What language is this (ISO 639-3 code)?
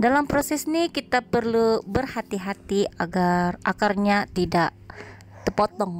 ind